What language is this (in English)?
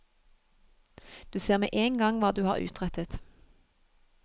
Norwegian